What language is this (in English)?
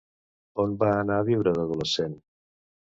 Catalan